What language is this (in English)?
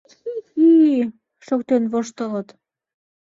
Mari